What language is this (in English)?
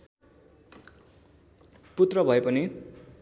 Nepali